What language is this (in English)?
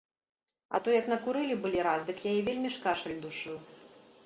Belarusian